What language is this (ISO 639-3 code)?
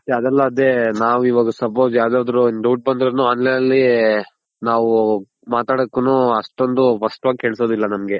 kan